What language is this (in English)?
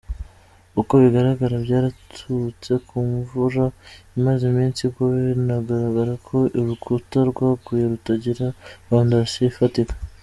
Kinyarwanda